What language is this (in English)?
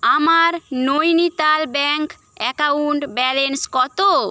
Bangla